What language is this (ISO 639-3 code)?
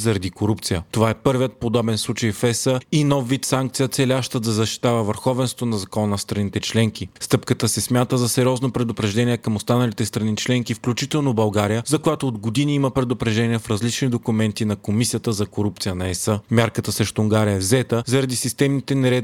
bul